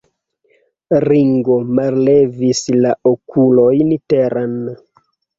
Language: Esperanto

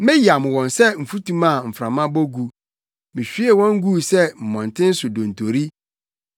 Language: Akan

